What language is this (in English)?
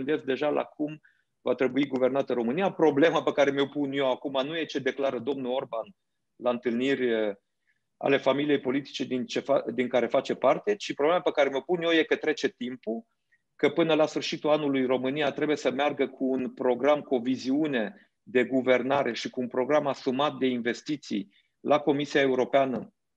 Romanian